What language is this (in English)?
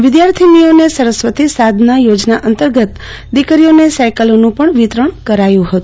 Gujarati